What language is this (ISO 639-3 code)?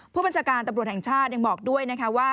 tha